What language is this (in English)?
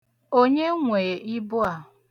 Igbo